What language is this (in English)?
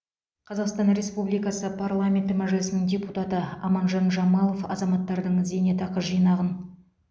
Kazakh